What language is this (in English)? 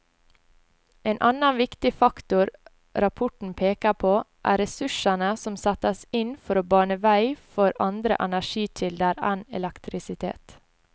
Norwegian